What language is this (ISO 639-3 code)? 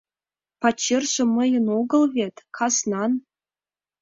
chm